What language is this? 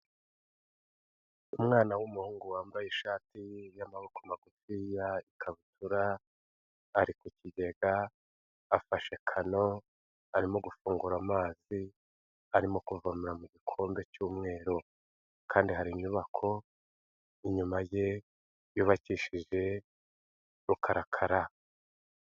Kinyarwanda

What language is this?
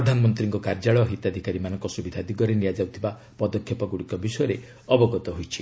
Odia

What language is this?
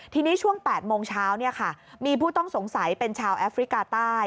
Thai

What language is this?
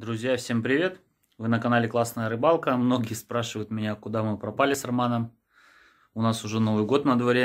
Russian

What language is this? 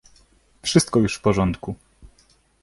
Polish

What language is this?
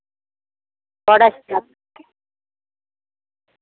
Dogri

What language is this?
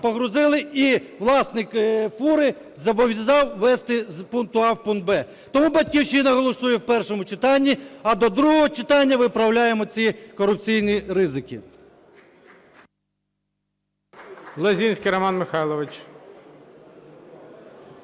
Ukrainian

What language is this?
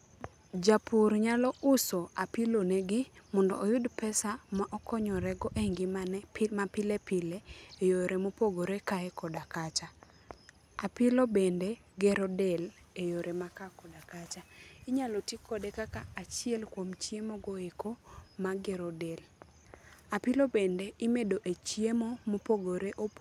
Luo (Kenya and Tanzania)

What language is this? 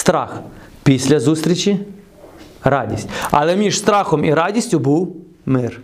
Ukrainian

